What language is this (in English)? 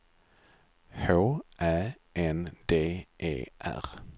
Swedish